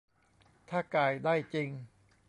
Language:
Thai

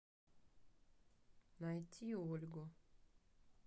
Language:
Russian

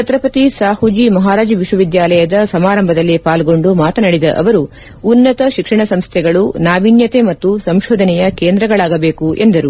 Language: Kannada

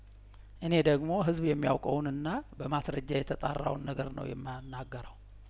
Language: Amharic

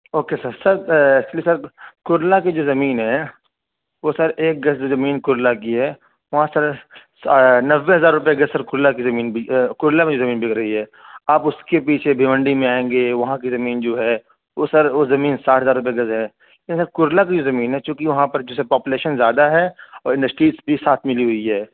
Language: Urdu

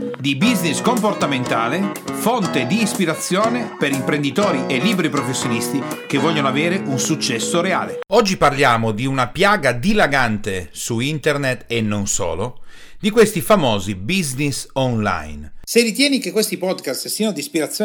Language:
Italian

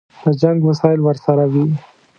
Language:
Pashto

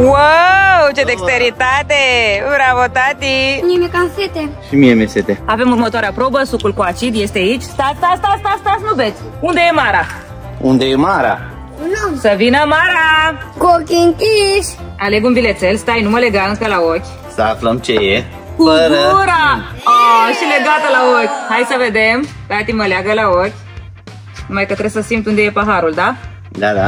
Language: Romanian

